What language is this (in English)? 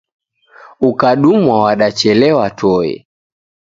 Taita